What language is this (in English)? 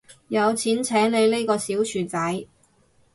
Cantonese